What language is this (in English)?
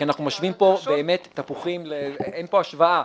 Hebrew